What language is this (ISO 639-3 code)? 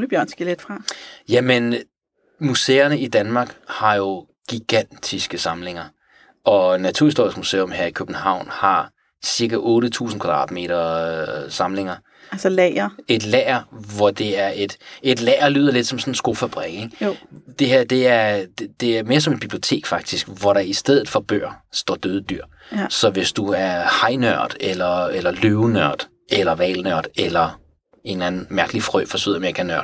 dan